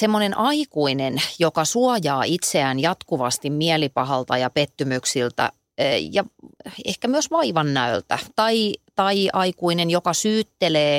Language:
Finnish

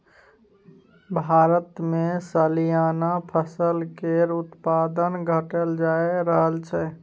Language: Maithili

